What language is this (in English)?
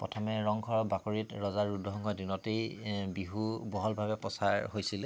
Assamese